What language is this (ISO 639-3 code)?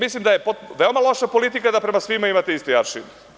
srp